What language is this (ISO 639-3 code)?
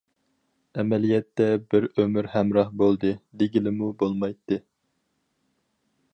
uig